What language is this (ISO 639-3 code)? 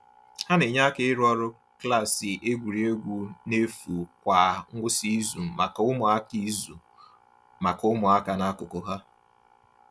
ibo